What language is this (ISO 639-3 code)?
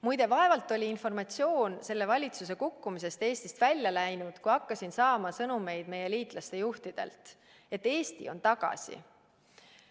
est